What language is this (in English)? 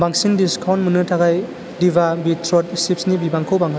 Bodo